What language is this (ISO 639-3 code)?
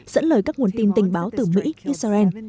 vie